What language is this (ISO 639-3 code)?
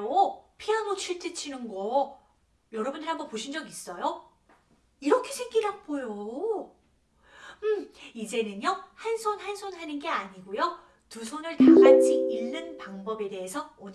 kor